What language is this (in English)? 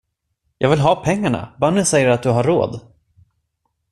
Swedish